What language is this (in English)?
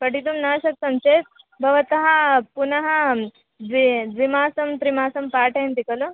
Sanskrit